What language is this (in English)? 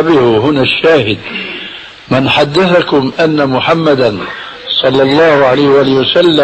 Arabic